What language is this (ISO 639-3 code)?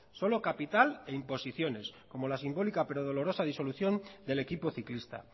spa